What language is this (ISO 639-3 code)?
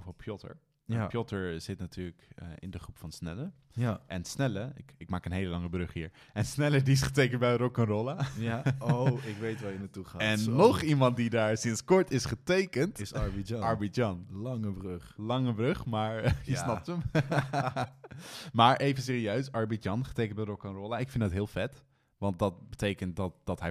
nld